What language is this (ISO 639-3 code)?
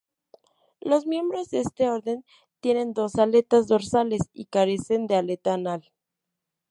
spa